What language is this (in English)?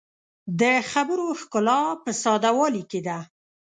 Pashto